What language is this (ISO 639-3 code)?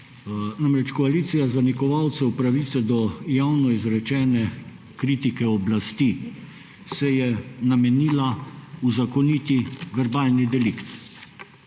slv